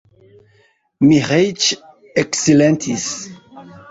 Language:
Esperanto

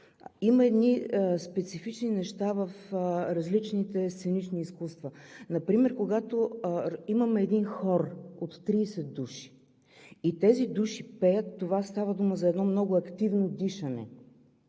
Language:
Bulgarian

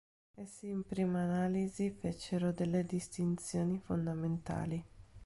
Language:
Italian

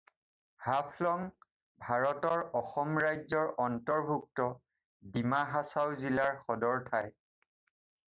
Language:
Assamese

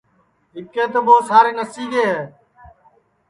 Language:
Sansi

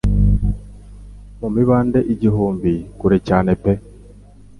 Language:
Kinyarwanda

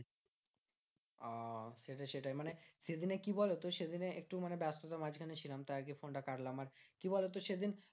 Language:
Bangla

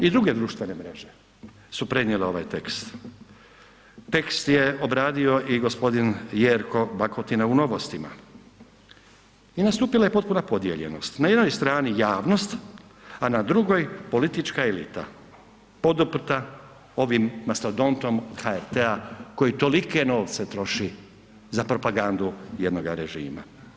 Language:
Croatian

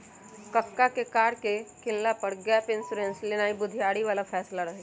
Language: Magahi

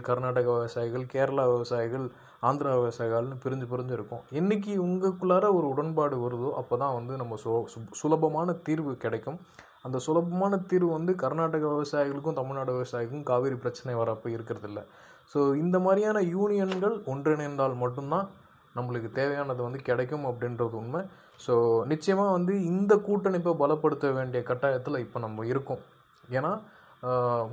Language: Tamil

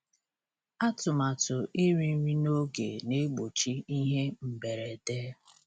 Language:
Igbo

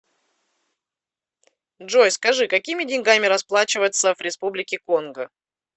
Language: Russian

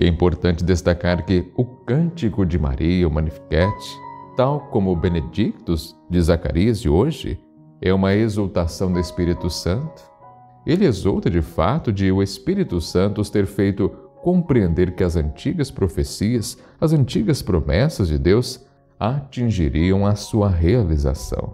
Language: Portuguese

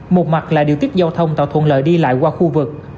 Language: Vietnamese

